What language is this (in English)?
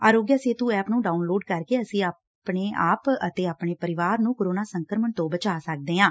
Punjabi